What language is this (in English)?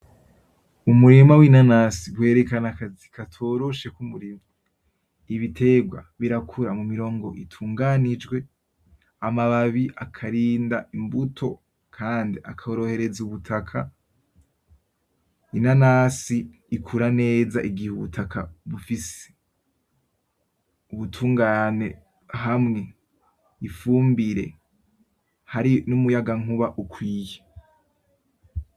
Rundi